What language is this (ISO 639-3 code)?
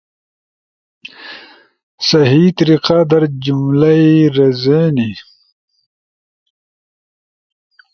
ush